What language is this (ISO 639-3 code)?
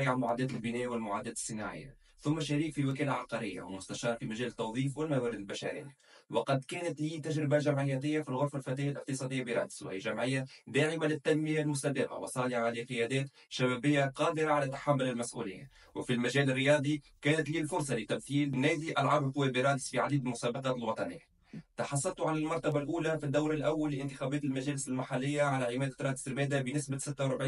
ara